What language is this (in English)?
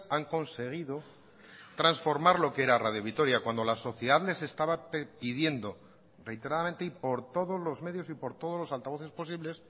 Spanish